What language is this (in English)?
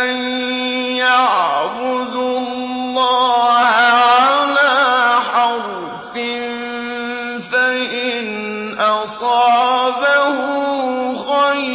Arabic